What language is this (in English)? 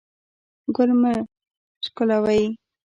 Pashto